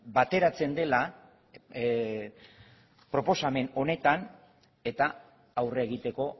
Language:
Basque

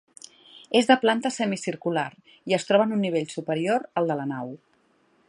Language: Catalan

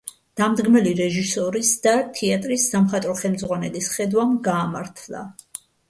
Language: Georgian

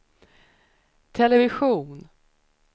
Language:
Swedish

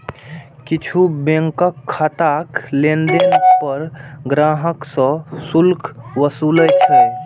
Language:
Maithili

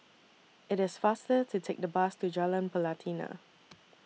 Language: English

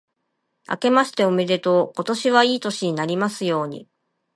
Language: Japanese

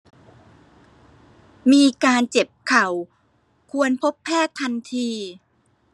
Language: Thai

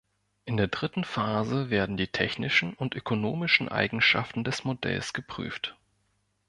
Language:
German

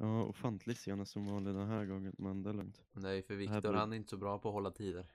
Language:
Swedish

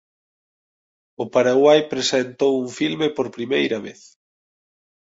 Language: Galician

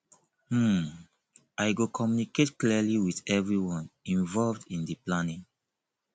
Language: Nigerian Pidgin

